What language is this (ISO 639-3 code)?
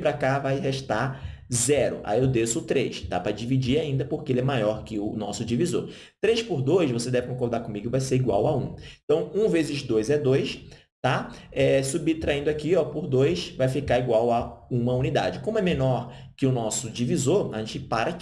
por